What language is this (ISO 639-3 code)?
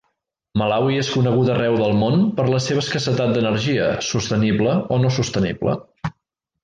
cat